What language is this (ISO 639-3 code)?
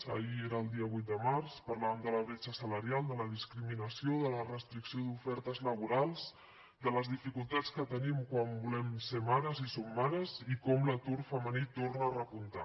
cat